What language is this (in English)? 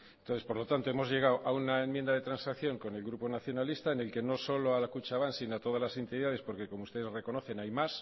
Spanish